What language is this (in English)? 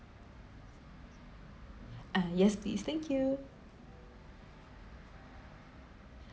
English